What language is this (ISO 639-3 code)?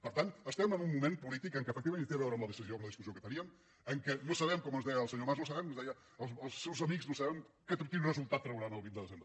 cat